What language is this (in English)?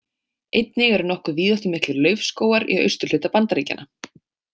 Icelandic